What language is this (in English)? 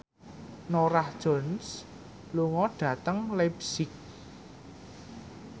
Javanese